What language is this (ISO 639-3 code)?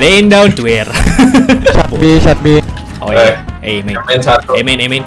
ind